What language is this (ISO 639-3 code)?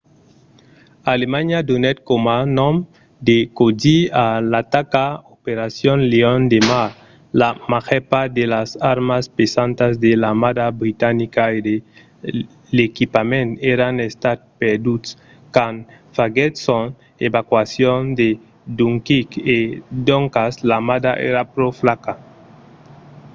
oci